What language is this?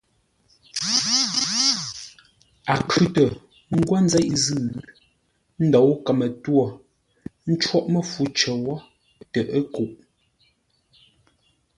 Ngombale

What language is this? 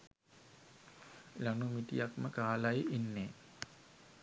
Sinhala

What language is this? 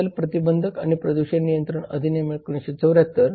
Marathi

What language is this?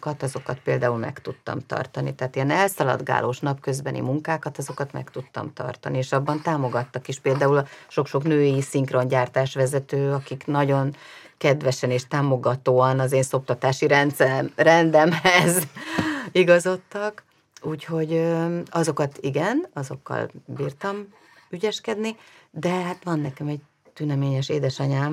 Hungarian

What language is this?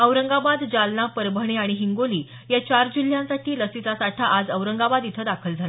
Marathi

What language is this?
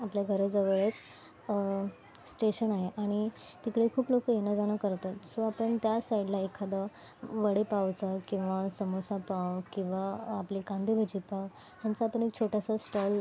Marathi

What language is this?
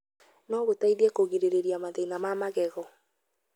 Kikuyu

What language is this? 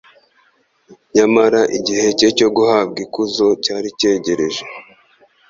Kinyarwanda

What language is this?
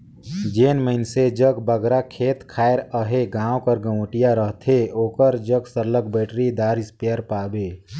Chhattisgarhi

